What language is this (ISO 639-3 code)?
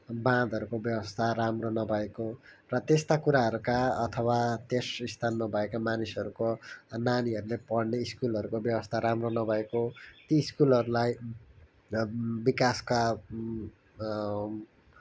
nep